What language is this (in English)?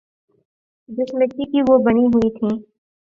Urdu